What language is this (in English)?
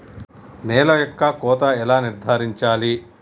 Telugu